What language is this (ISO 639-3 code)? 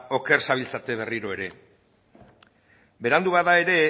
eus